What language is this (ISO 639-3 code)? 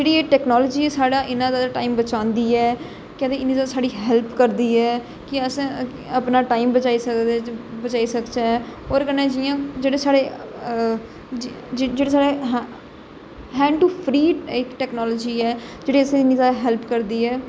doi